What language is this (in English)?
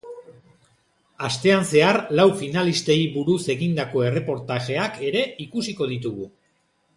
Basque